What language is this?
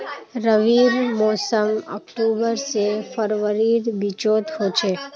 Magahi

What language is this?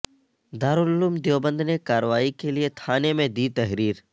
Urdu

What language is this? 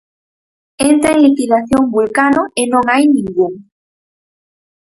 Galician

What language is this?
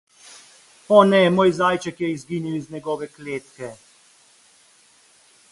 Slovenian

